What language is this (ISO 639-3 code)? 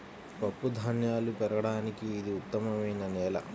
tel